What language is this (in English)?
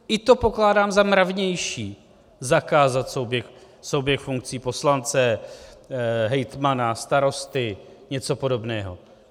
Czech